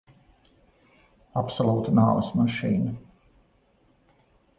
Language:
Latvian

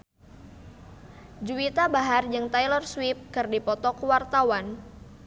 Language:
Sundanese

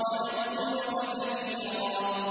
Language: Arabic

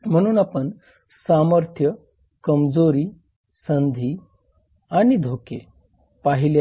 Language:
Marathi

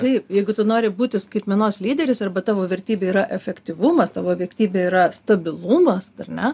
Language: Lithuanian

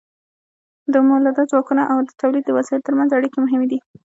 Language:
Pashto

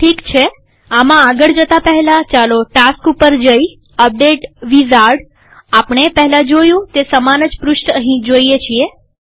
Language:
Gujarati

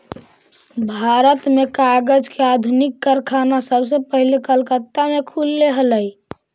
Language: Magahi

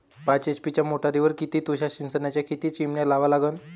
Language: Marathi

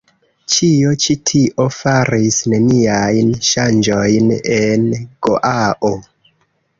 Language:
Esperanto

